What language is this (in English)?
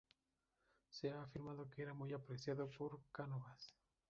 Spanish